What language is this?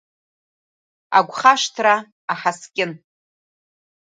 Abkhazian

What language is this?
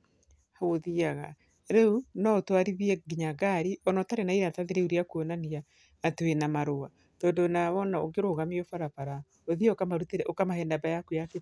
Kikuyu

